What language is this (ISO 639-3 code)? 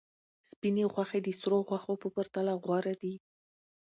pus